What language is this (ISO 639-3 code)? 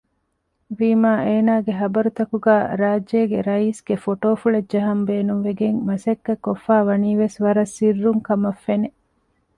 div